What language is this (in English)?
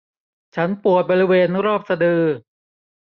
Thai